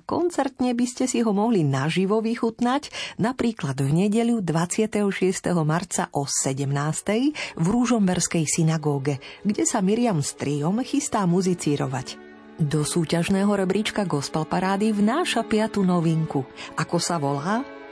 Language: Slovak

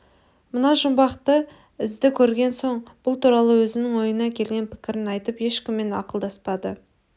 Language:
Kazakh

